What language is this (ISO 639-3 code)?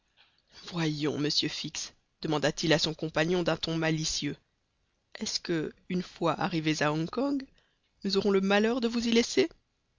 fra